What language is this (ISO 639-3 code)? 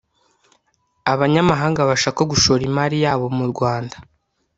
kin